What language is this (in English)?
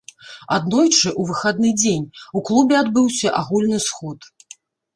Belarusian